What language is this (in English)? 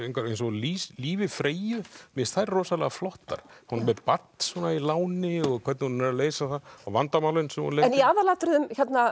Icelandic